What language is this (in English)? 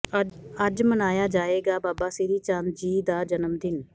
Punjabi